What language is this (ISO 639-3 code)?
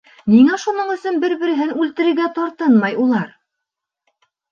bak